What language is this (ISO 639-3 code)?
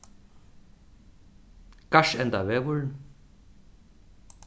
fao